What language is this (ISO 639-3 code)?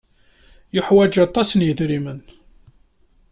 kab